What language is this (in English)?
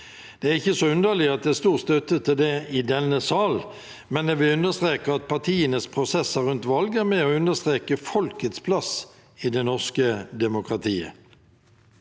Norwegian